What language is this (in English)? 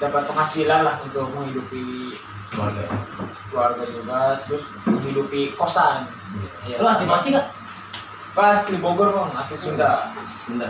Indonesian